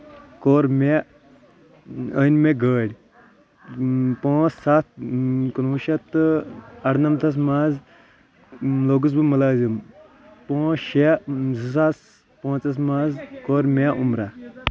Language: Kashmiri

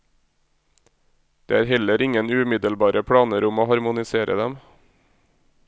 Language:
Norwegian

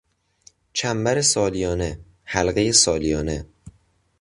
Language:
Persian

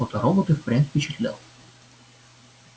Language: Russian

